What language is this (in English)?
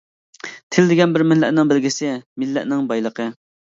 Uyghur